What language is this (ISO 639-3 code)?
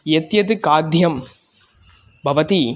san